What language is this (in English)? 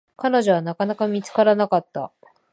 Japanese